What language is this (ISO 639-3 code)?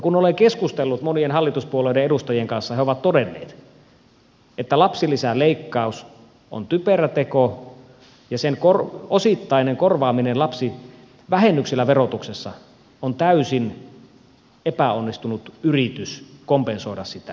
fin